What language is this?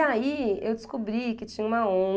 Portuguese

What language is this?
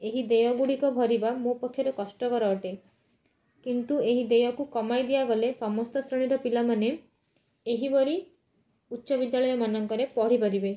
Odia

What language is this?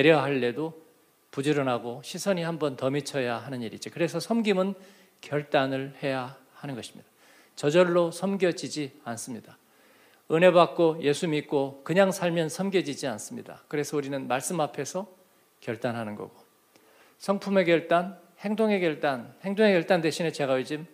Korean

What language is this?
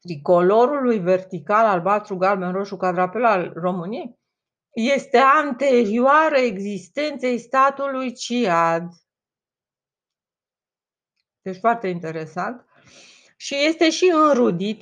Romanian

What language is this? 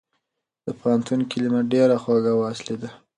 Pashto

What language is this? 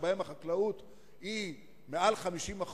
Hebrew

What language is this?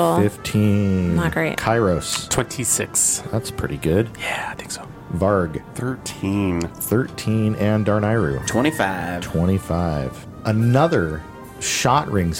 English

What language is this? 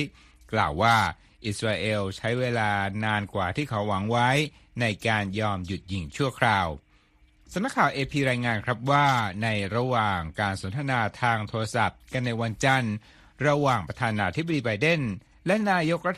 Thai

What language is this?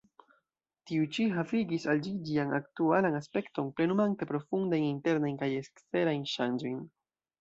Esperanto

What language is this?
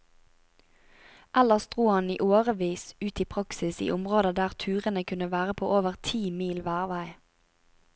Norwegian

